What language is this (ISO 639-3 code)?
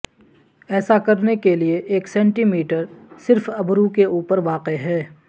urd